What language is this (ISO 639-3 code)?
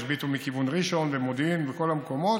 heb